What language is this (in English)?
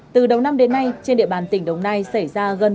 Vietnamese